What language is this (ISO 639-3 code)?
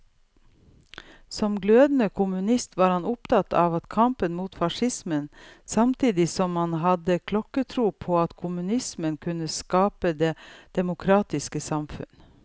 nor